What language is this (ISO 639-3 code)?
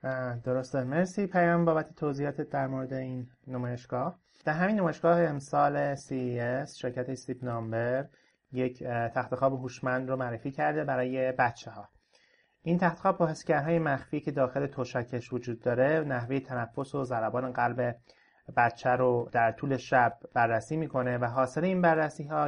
fas